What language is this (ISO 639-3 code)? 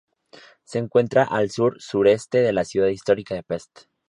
spa